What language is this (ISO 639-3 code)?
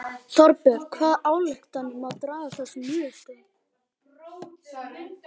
isl